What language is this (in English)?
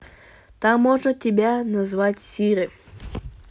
Russian